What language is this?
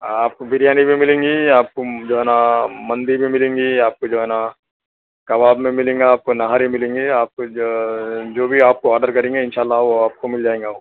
Urdu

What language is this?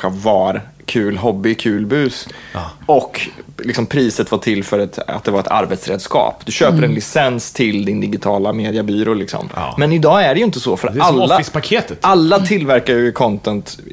Swedish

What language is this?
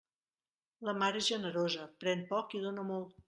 Catalan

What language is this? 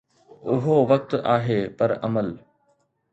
Sindhi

